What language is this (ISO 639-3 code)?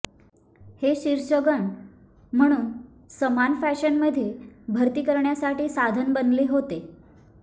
mar